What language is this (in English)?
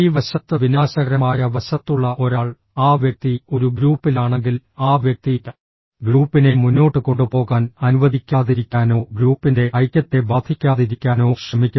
Malayalam